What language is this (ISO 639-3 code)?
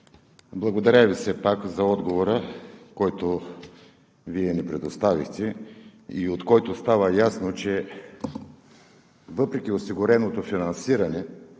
bul